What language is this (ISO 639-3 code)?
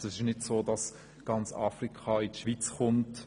gsw